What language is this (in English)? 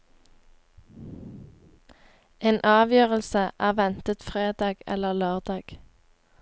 Norwegian